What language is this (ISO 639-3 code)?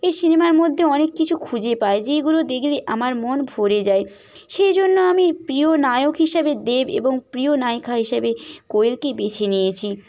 ben